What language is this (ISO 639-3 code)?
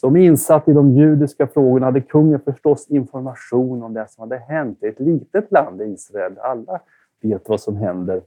swe